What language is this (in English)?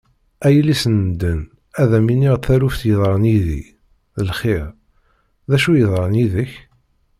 Kabyle